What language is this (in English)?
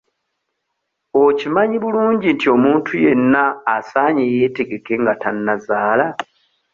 Ganda